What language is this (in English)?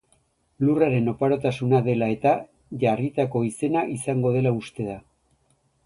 Basque